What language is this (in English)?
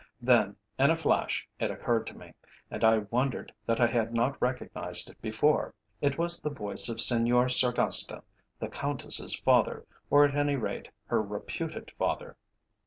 English